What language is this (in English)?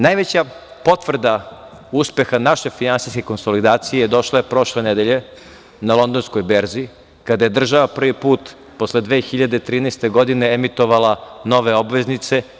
Serbian